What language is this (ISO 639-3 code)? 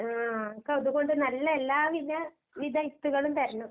mal